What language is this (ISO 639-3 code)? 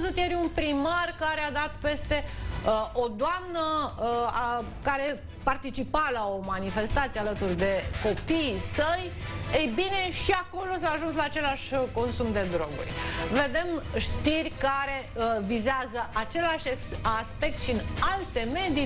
ron